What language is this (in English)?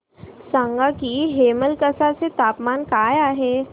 Marathi